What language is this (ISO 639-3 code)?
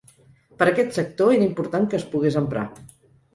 cat